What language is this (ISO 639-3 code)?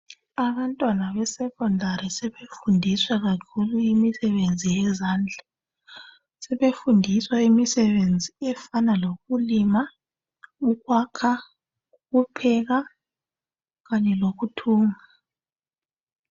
nde